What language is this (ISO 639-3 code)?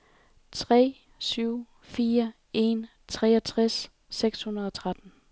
dan